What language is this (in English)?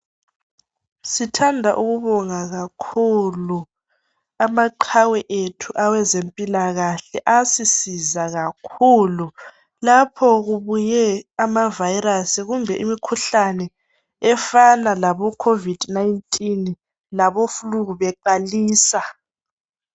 North Ndebele